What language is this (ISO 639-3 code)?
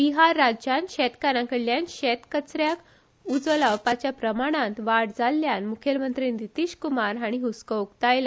kok